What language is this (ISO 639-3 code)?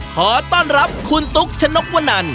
tha